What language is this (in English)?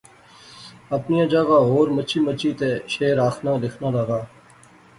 Pahari-Potwari